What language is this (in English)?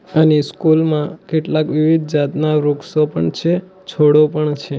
Gujarati